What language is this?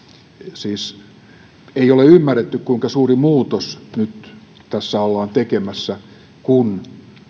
Finnish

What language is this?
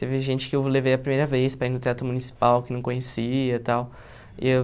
Portuguese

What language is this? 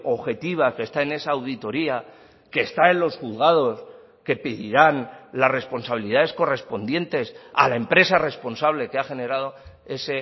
Spanish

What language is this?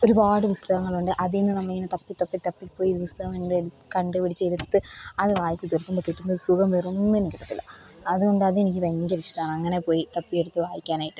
Malayalam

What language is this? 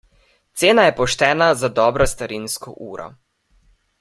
Slovenian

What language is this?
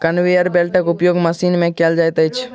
Maithili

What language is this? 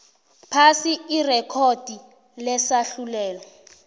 South Ndebele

